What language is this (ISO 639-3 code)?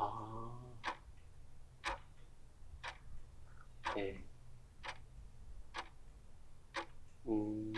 kor